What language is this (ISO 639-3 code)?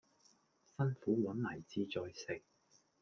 yue